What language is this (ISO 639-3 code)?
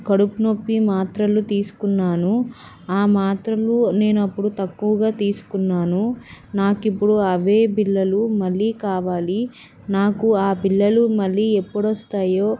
tel